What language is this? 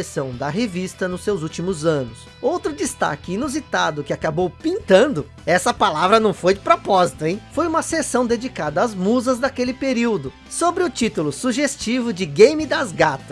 Portuguese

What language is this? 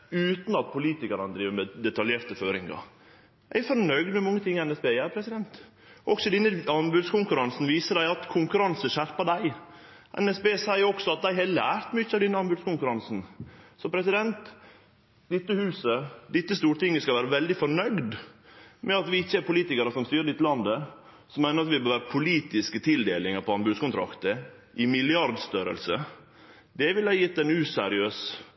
Norwegian Nynorsk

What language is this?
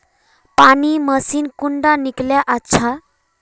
Magahi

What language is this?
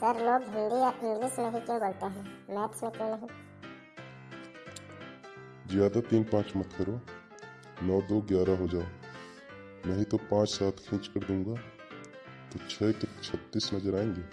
Hindi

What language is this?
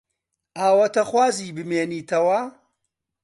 Central Kurdish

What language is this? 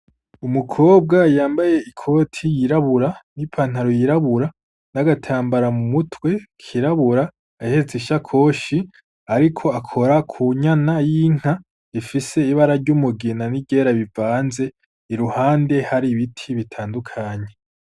Rundi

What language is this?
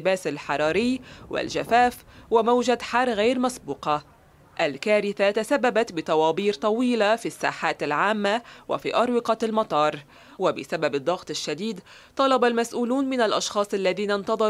Arabic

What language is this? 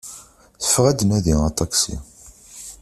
Kabyle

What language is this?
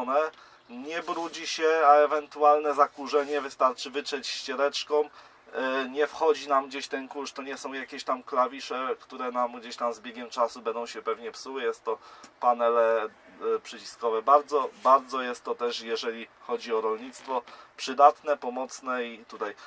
Polish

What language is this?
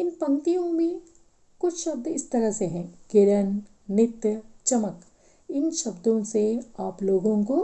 Hindi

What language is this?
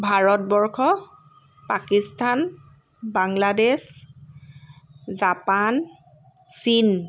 Assamese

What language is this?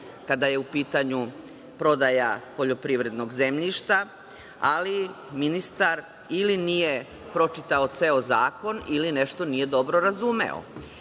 Serbian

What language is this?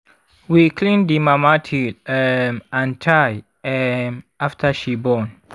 Nigerian Pidgin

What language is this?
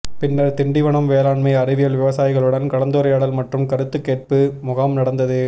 Tamil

